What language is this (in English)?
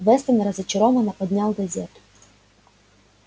Russian